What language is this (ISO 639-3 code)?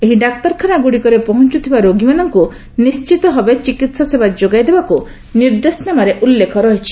ori